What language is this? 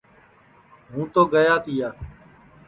Sansi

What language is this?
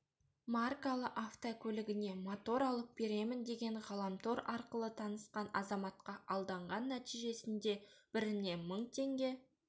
Kazakh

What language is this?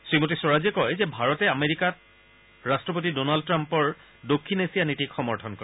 Assamese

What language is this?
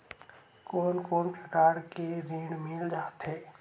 Chhattisgarhi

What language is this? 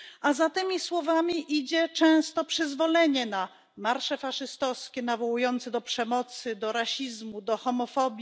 Polish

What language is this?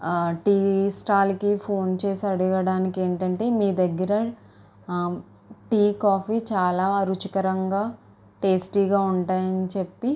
Telugu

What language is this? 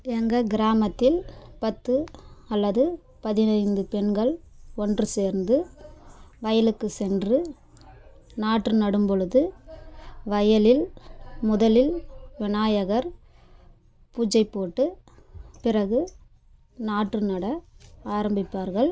Tamil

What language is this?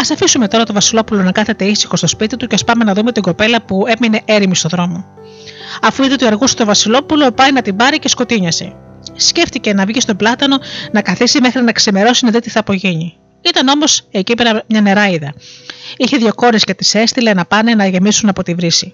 Greek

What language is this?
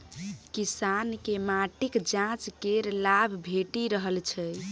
Maithili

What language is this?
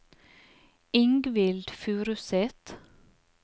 Norwegian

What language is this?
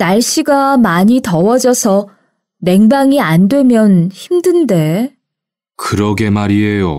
Korean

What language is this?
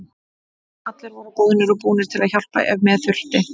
Icelandic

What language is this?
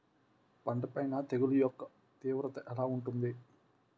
Telugu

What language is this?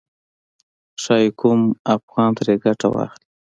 Pashto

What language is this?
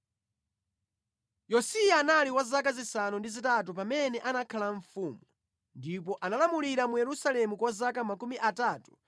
Nyanja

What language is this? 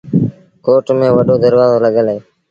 Sindhi Bhil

